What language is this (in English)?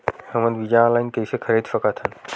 Chhattisgarhi